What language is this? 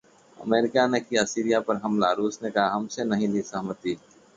Hindi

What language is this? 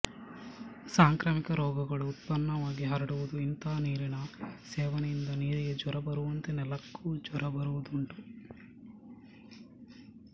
Kannada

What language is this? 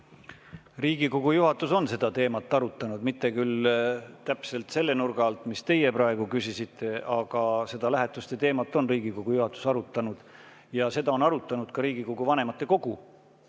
Estonian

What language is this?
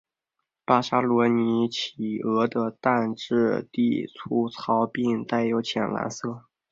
Chinese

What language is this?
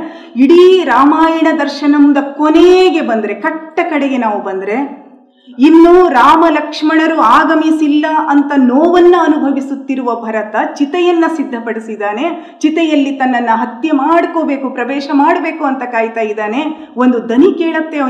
Kannada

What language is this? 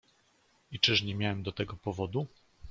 Polish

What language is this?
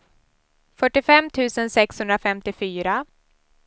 Swedish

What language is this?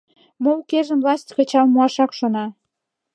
Mari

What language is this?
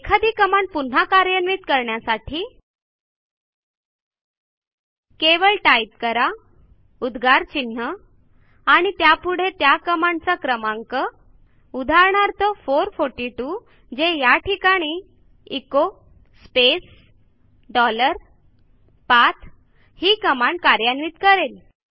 Marathi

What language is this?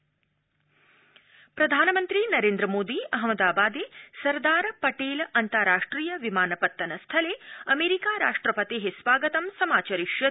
Sanskrit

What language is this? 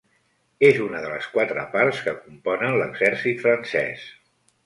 Catalan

